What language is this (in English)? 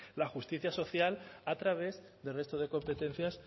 Spanish